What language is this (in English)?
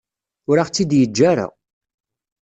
Kabyle